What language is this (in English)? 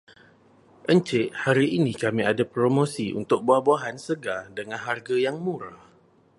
Malay